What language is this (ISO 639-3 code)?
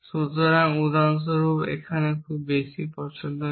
ben